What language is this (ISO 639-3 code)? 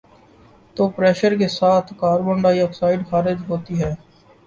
urd